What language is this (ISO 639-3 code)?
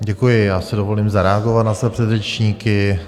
ces